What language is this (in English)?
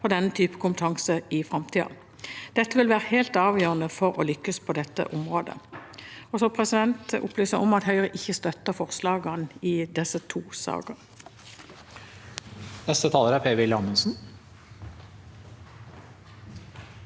Norwegian